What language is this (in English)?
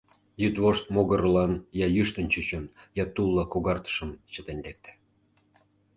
Mari